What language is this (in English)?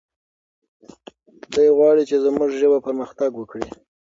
Pashto